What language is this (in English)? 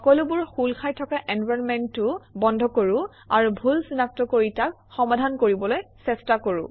Assamese